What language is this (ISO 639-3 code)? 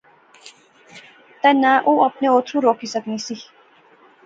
phr